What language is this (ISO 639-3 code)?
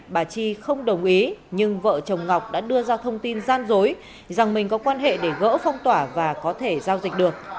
vie